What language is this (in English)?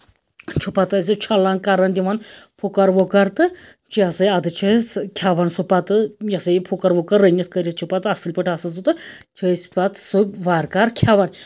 Kashmiri